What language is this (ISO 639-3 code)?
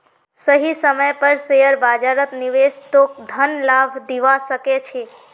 mag